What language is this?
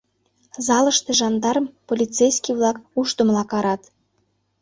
Mari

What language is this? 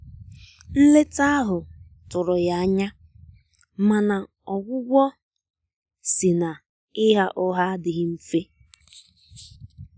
Igbo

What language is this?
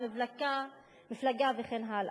Hebrew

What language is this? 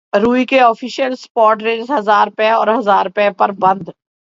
Urdu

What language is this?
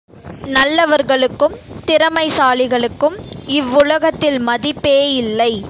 Tamil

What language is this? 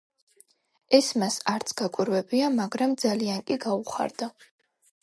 Georgian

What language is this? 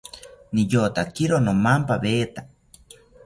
South Ucayali Ashéninka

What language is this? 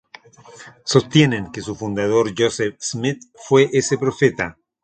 Spanish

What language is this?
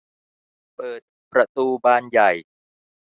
Thai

